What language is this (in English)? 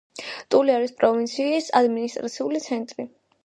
Georgian